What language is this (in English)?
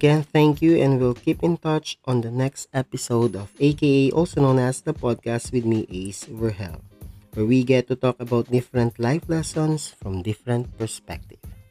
Filipino